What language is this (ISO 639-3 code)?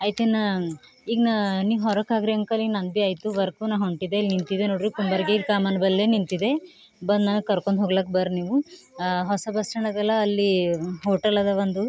kan